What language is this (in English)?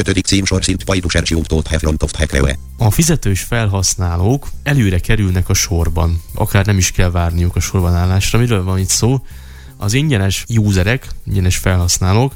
Hungarian